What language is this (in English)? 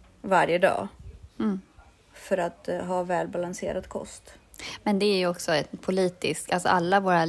Swedish